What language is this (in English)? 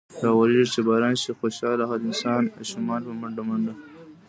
Pashto